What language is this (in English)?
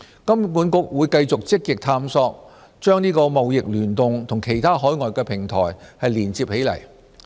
Cantonese